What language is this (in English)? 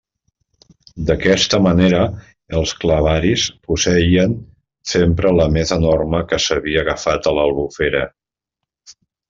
Catalan